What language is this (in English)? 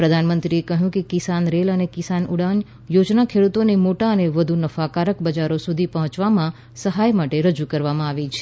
Gujarati